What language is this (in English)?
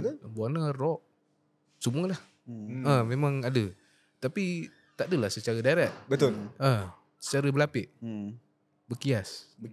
Malay